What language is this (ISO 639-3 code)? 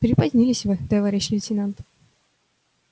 rus